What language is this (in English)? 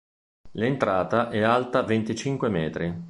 Italian